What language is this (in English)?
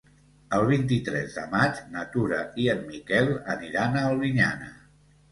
Catalan